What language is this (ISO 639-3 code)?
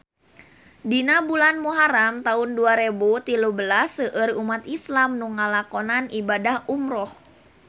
sun